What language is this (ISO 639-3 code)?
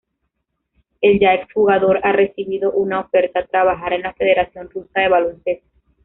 spa